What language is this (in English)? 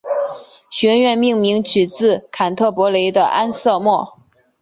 Chinese